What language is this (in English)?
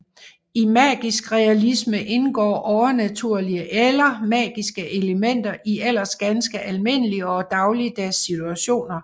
Danish